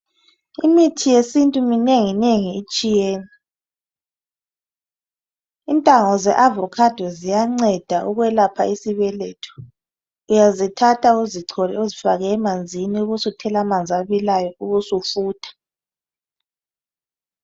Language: North Ndebele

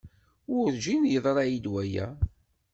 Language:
Kabyle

